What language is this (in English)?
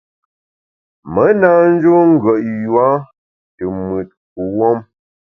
Bamun